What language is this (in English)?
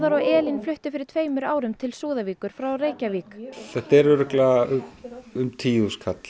Icelandic